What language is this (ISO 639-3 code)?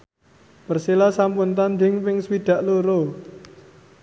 jav